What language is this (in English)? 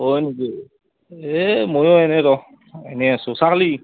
Assamese